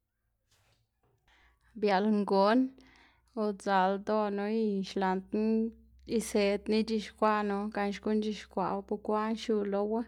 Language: Xanaguía Zapotec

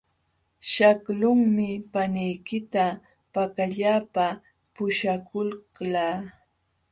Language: Jauja Wanca Quechua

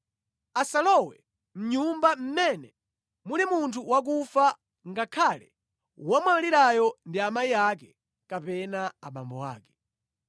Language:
Nyanja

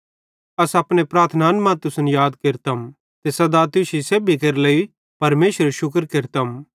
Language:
Bhadrawahi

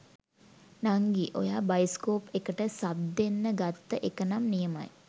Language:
Sinhala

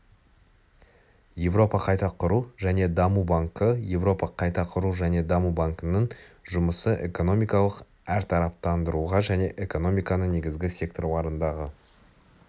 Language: Kazakh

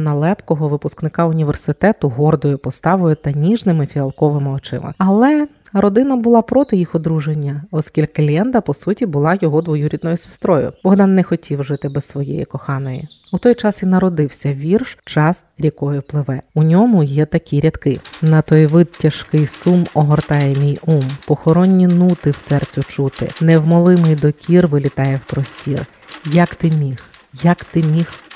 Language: Ukrainian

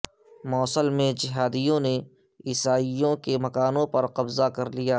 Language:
Urdu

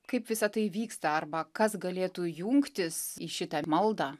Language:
Lithuanian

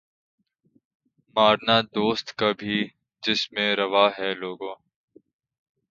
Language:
Urdu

